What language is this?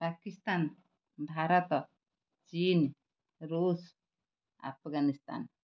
Odia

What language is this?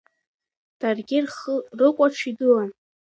Abkhazian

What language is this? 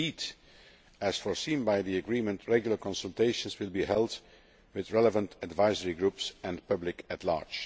English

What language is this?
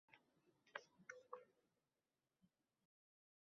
Uzbek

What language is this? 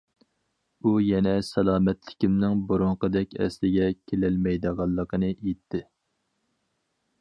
Uyghur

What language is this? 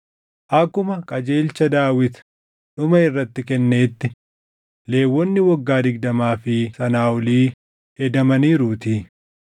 Oromo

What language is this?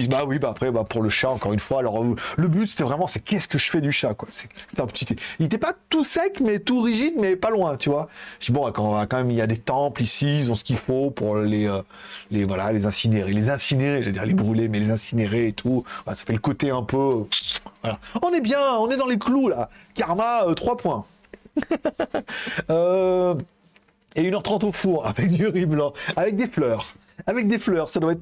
French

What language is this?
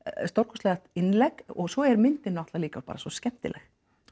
Icelandic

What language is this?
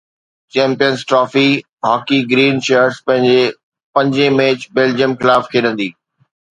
Sindhi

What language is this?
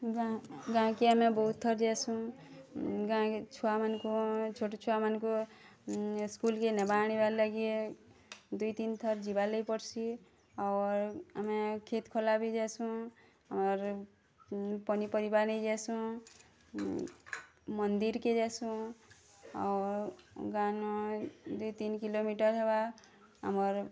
Odia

